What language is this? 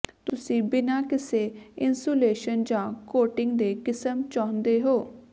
Punjabi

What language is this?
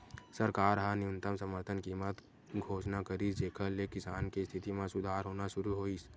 Chhattisgarhi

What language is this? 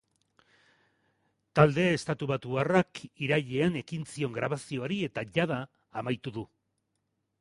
Basque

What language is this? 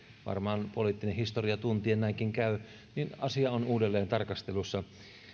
Finnish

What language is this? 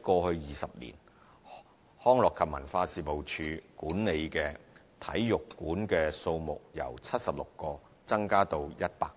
Cantonese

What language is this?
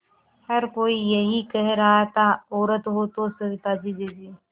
Hindi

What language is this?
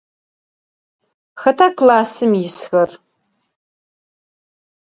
Adyghe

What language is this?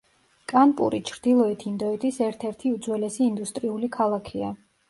Georgian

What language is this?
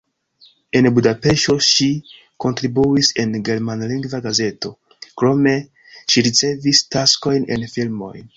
Esperanto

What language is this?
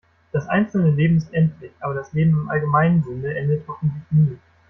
German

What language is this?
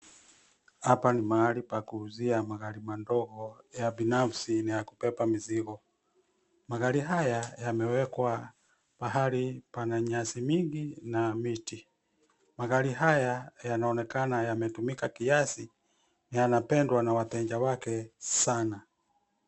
Swahili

